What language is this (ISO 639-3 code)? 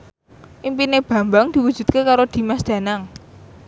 jav